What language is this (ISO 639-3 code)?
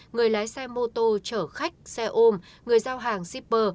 vie